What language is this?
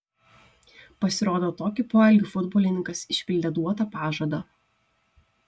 Lithuanian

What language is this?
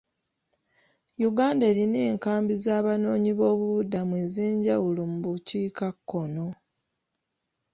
Ganda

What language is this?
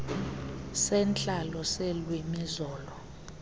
Xhosa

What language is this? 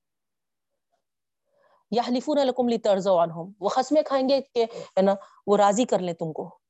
Urdu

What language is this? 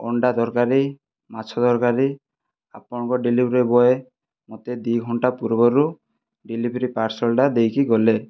Odia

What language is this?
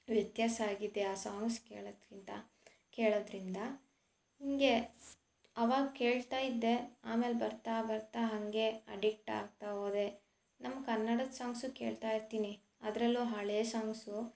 Kannada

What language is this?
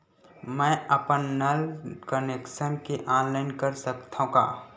Chhattisgarhi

